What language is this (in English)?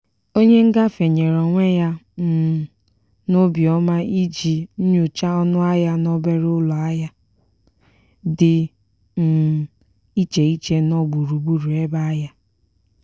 Igbo